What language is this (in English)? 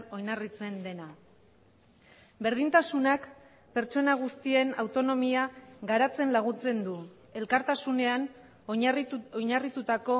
Basque